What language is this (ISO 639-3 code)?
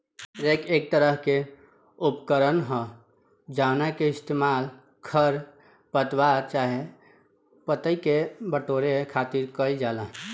bho